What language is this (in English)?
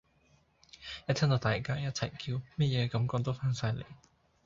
Cantonese